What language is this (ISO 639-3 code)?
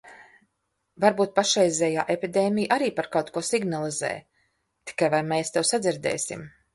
lav